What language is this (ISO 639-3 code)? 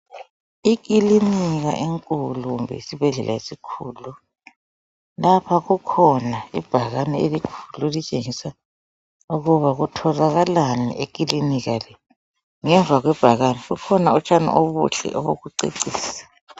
nde